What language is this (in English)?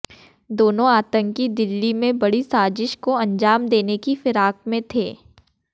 Hindi